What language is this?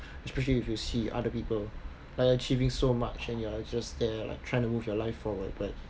English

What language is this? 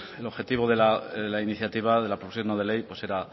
Spanish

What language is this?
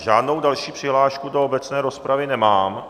Czech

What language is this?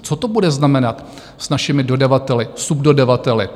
Czech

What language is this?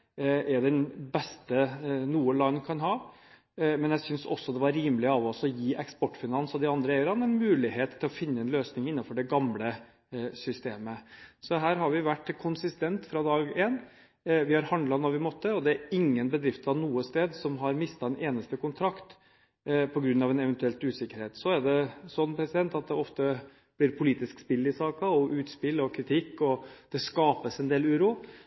Norwegian Bokmål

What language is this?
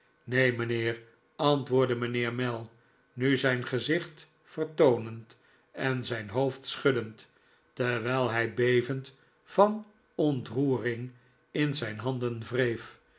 Dutch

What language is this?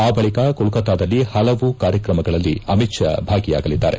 Kannada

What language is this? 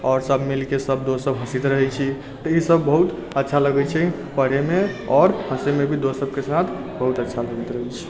Maithili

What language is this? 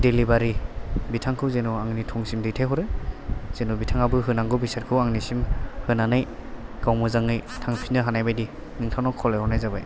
Bodo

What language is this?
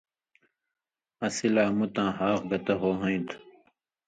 Indus Kohistani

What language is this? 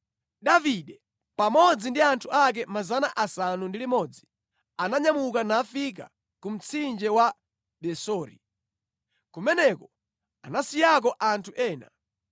Nyanja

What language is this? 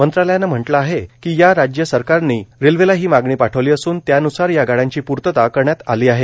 Marathi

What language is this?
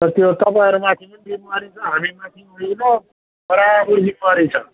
Nepali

